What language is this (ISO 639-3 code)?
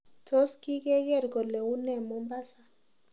kln